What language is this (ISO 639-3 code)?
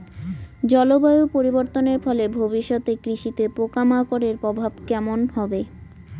ben